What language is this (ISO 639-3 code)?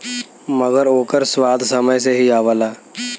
bho